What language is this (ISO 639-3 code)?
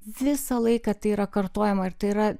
lit